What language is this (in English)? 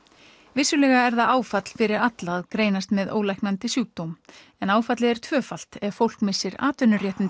Icelandic